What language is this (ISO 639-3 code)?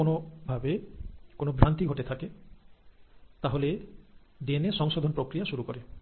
ben